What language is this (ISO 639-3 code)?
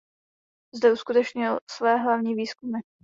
ces